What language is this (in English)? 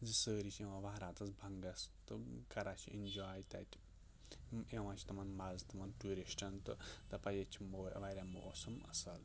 Kashmiri